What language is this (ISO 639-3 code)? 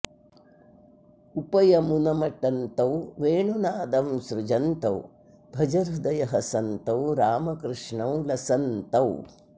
san